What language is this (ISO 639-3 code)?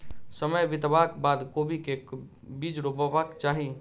mai